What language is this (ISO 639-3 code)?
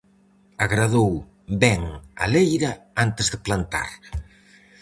glg